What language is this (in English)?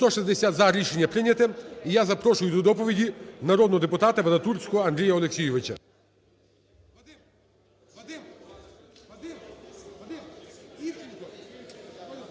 Ukrainian